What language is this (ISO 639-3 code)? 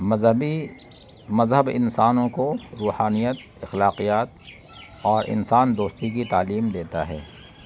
urd